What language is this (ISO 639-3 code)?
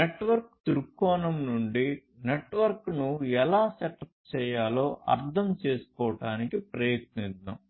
tel